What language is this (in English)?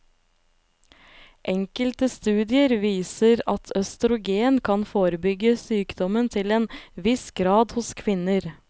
Norwegian